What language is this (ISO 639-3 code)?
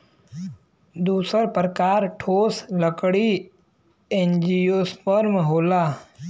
bho